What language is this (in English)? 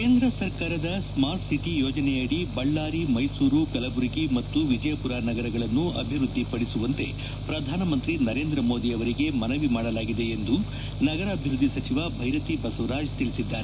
Kannada